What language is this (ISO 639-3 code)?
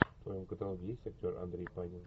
rus